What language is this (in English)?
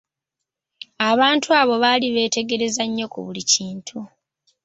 Ganda